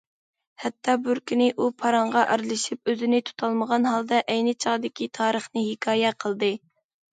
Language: Uyghur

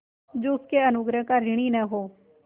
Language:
Hindi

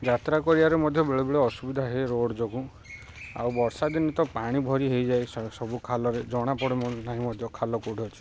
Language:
Odia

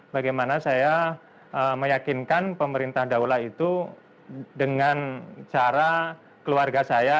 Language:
Indonesian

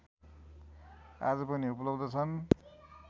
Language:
Nepali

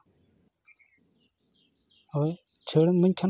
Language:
Santali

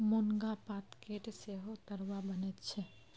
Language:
Maithili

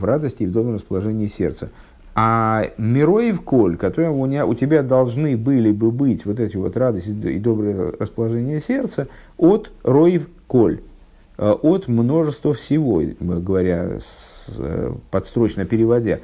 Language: Russian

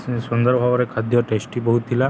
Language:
Odia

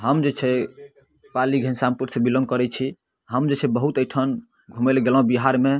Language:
Maithili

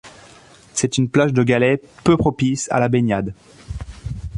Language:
French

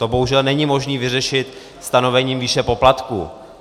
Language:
Czech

